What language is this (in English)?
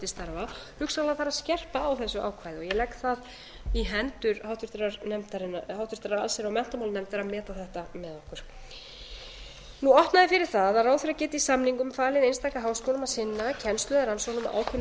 Icelandic